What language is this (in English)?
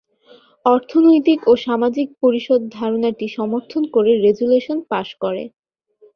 Bangla